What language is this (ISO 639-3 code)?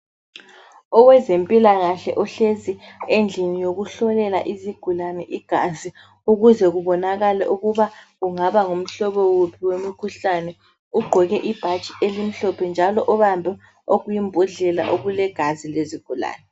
nde